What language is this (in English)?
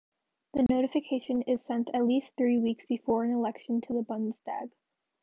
English